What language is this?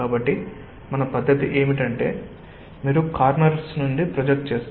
Telugu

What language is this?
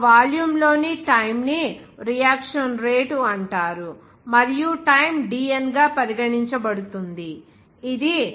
Telugu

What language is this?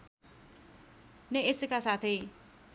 Nepali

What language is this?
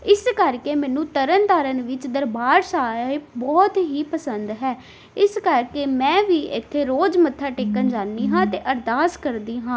Punjabi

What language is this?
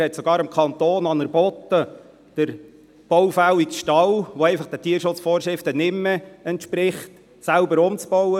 Swiss German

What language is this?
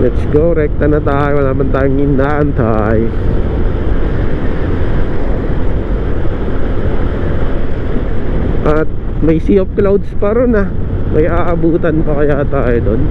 Filipino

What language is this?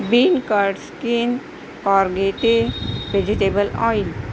Marathi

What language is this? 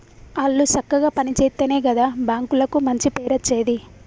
Telugu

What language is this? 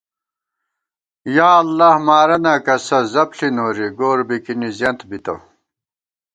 Gawar-Bati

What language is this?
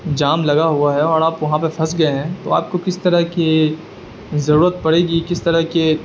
Urdu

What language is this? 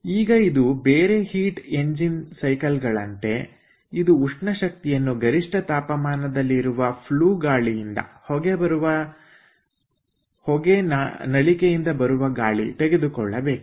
Kannada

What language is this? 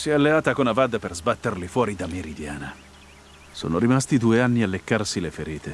Italian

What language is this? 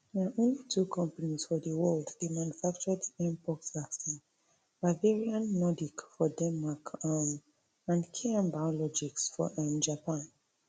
Nigerian Pidgin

